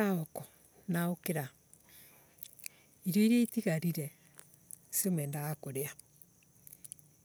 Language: Embu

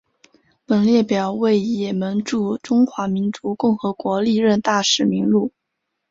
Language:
Chinese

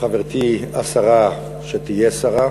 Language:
Hebrew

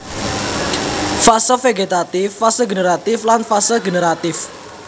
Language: Javanese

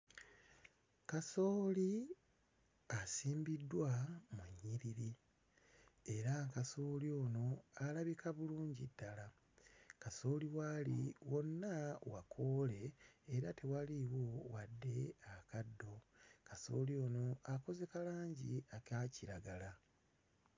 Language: Ganda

